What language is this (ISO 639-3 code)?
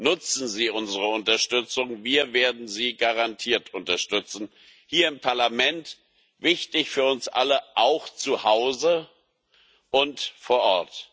deu